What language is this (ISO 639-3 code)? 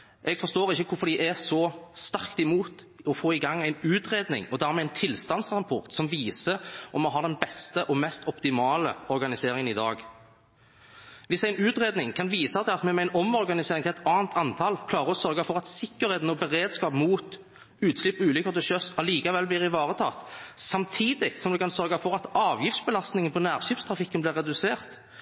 nob